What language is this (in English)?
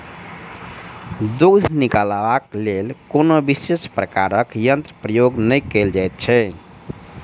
Maithili